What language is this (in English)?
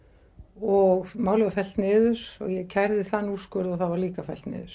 Icelandic